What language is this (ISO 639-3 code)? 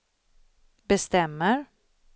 swe